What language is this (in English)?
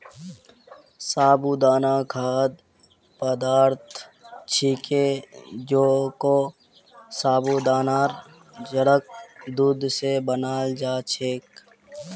Magahi